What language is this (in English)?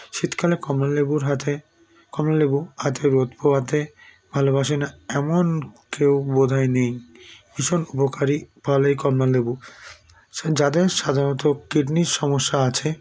Bangla